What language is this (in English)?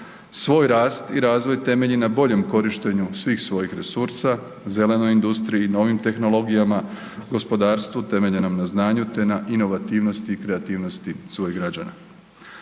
Croatian